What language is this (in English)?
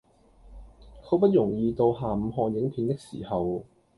Cantonese